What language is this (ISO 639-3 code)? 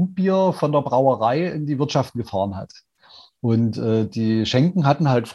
deu